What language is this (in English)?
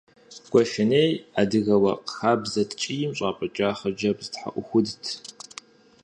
Kabardian